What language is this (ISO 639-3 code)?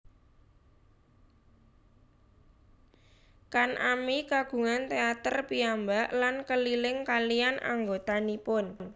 jav